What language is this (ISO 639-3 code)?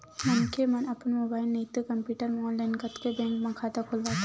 hne